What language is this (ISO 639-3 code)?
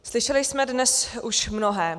ces